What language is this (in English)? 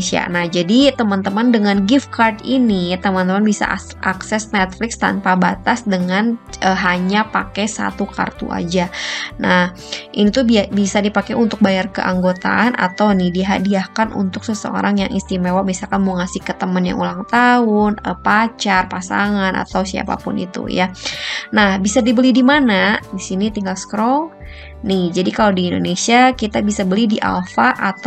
Indonesian